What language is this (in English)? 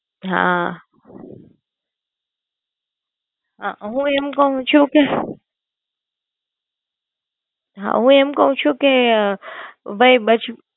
Gujarati